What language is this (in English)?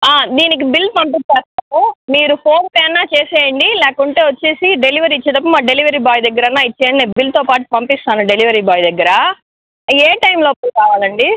Telugu